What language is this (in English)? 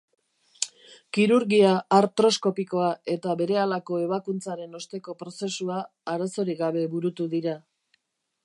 Basque